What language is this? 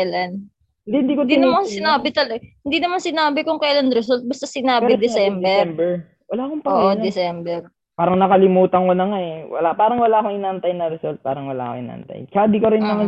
Filipino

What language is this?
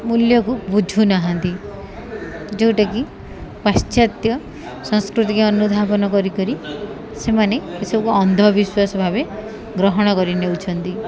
Odia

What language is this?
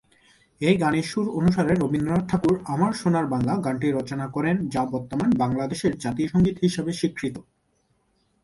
Bangla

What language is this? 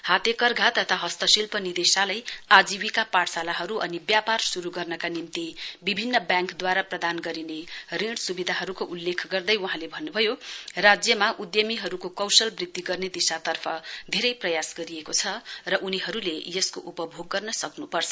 Nepali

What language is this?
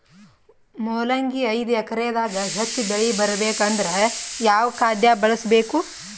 Kannada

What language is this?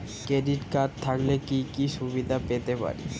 Bangla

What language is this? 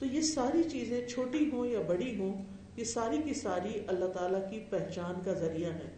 Urdu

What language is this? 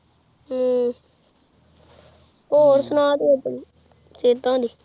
Punjabi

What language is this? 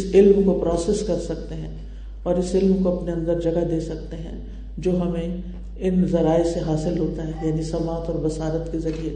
Urdu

